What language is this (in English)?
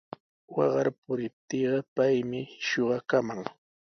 Sihuas Ancash Quechua